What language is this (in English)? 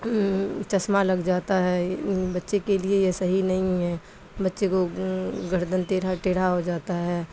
Urdu